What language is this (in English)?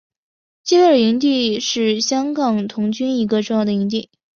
Chinese